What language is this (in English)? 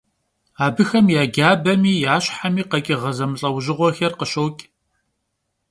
Kabardian